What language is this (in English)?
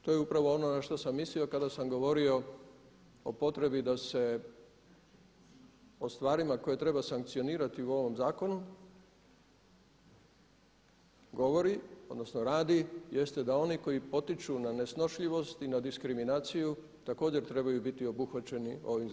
Croatian